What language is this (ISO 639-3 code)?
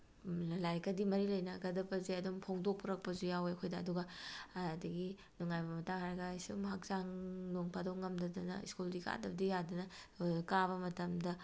mni